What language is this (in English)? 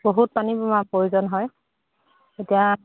Assamese